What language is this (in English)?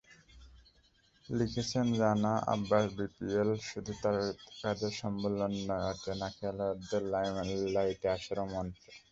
Bangla